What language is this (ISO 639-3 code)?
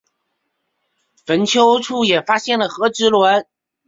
zho